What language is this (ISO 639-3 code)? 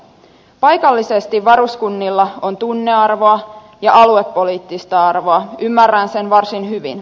fin